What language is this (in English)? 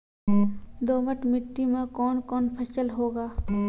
Maithili